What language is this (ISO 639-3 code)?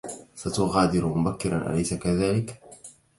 ara